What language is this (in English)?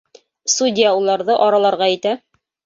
Bashkir